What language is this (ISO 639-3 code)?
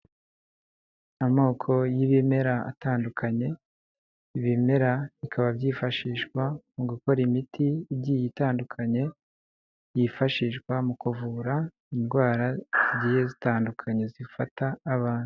kin